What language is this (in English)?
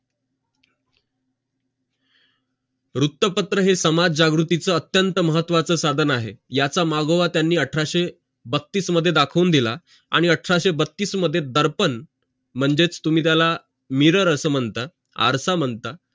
Marathi